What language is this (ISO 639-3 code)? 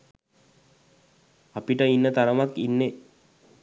sin